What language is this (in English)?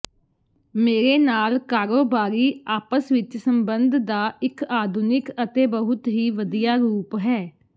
Punjabi